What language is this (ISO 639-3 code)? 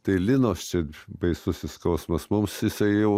lit